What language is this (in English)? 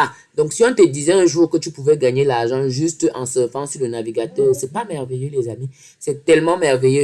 French